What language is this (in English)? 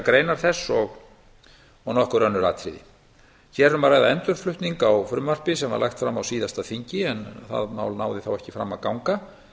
Icelandic